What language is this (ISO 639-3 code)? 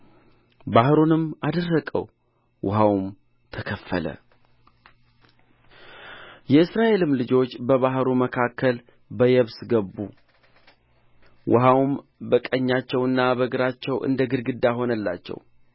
amh